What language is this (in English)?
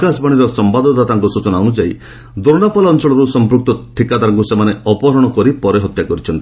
Odia